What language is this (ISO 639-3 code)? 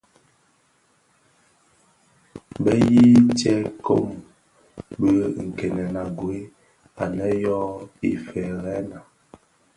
ksf